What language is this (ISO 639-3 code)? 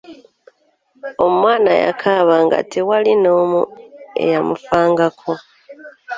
lug